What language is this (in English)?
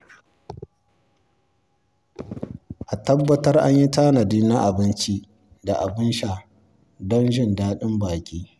Hausa